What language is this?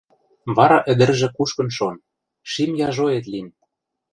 Western Mari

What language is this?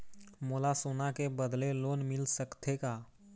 Chhattisgarhi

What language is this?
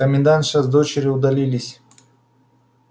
Russian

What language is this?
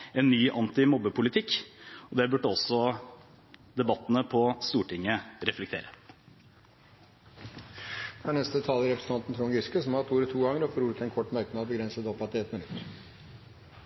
Norwegian Bokmål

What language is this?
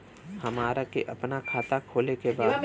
Bhojpuri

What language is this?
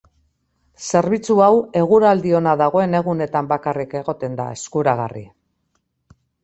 Basque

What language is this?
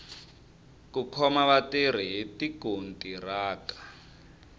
Tsonga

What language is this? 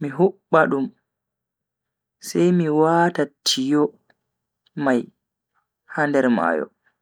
Bagirmi Fulfulde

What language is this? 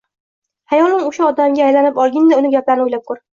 Uzbek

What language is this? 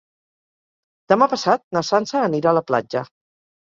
Catalan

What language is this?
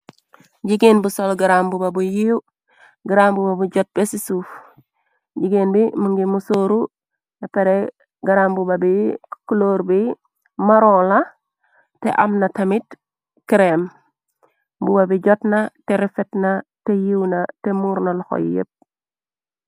Wolof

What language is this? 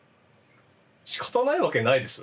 Japanese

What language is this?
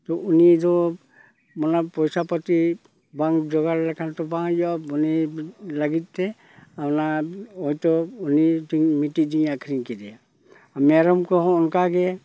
Santali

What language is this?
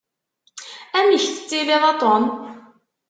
Kabyle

